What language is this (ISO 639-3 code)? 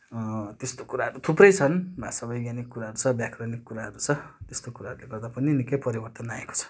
nep